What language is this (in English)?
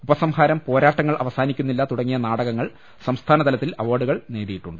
Malayalam